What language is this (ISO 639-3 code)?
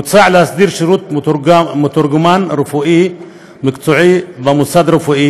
heb